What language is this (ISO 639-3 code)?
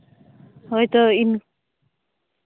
sat